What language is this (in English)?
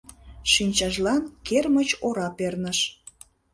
Mari